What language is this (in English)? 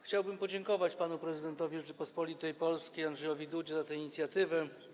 Polish